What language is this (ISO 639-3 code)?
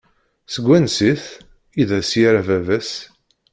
kab